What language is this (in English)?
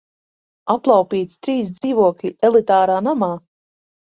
Latvian